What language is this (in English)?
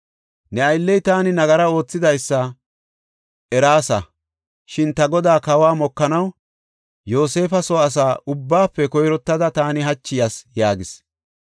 Gofa